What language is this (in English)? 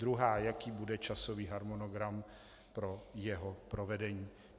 Czech